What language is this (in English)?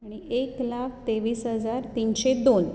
Konkani